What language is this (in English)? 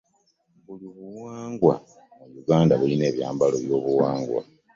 Ganda